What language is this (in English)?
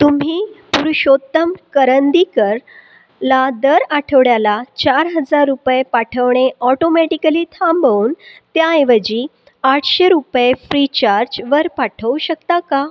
Marathi